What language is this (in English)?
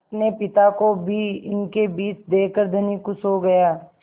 Hindi